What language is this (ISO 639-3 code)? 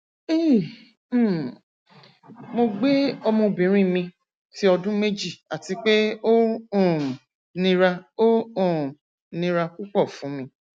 yor